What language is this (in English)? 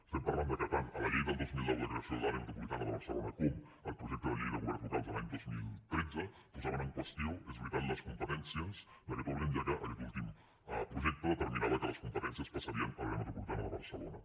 Catalan